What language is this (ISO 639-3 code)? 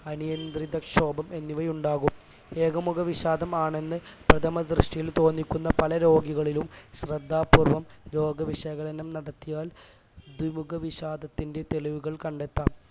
mal